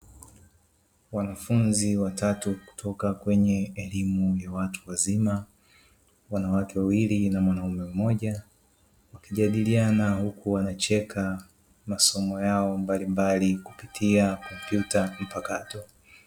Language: Swahili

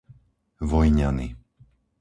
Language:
Slovak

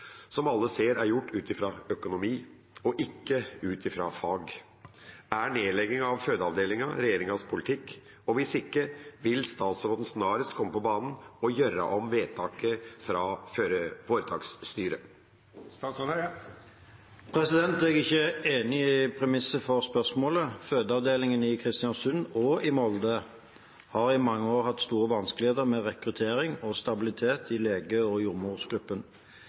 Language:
Norwegian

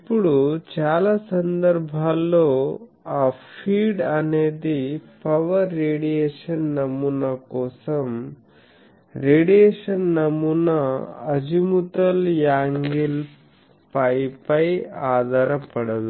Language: Telugu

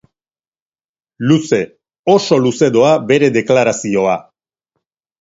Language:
Basque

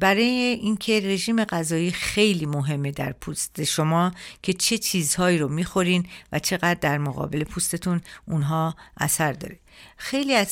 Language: Persian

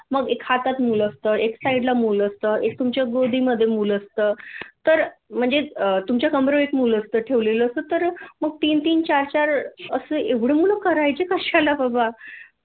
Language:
Marathi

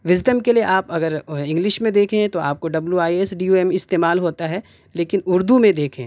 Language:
Urdu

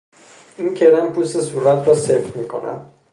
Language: Persian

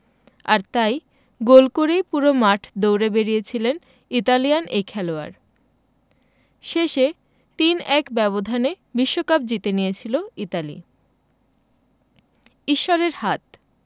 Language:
Bangla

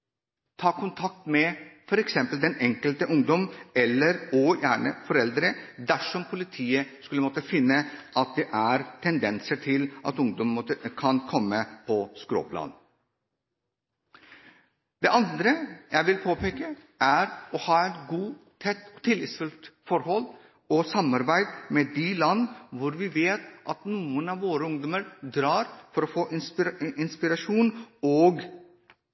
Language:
Norwegian Bokmål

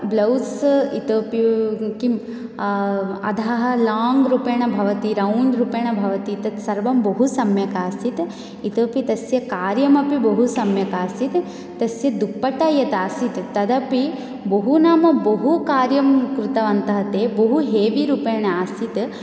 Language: Sanskrit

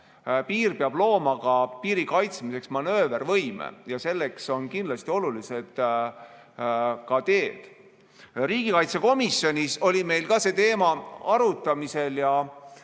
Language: Estonian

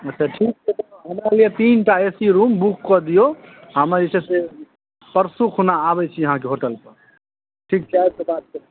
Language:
Maithili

